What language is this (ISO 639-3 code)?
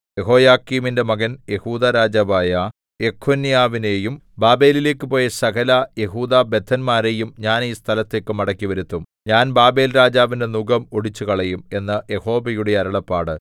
mal